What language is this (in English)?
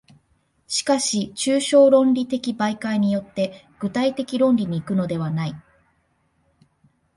Japanese